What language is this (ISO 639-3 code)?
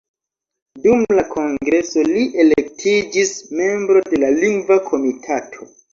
epo